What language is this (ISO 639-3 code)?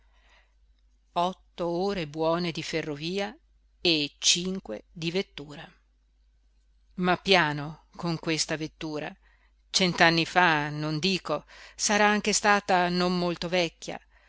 ita